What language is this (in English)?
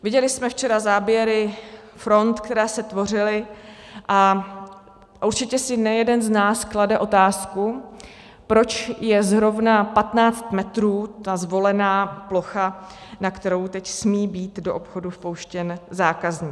Czech